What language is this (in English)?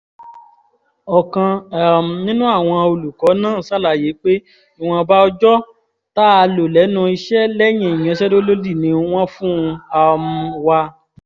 Yoruba